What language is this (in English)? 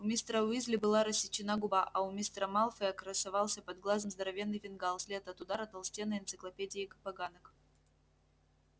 Russian